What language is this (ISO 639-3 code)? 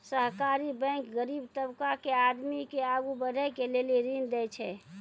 mai